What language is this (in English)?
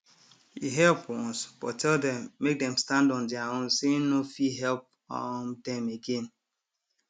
Nigerian Pidgin